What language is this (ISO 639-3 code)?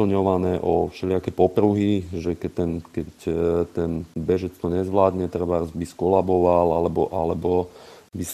slk